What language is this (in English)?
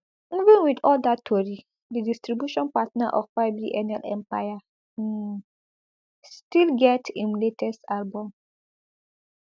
Nigerian Pidgin